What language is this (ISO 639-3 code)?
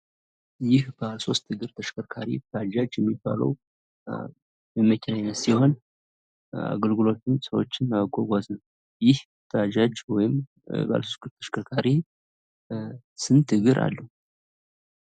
amh